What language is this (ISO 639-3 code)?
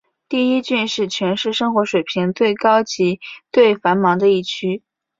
zho